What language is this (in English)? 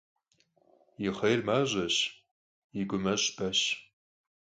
Kabardian